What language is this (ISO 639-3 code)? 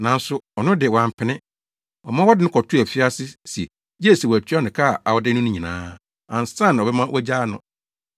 aka